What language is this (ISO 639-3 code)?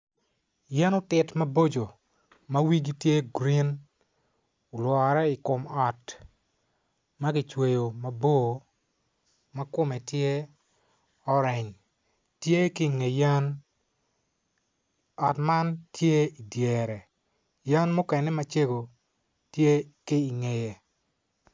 ach